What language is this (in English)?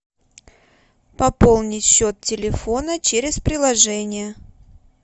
Russian